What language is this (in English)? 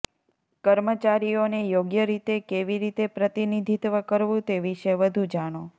Gujarati